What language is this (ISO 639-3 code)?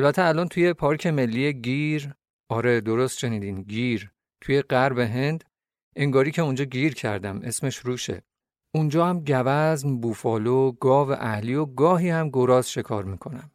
fas